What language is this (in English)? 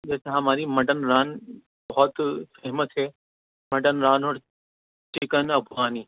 Urdu